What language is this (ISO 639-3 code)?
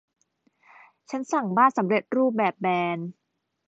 tha